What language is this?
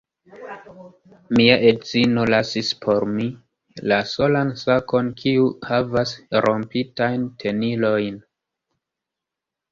Esperanto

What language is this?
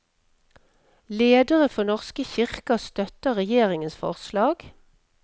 Norwegian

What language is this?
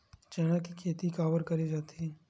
Chhattisgarhi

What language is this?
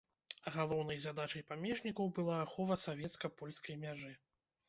Belarusian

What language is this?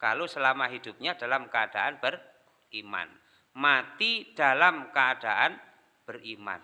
Indonesian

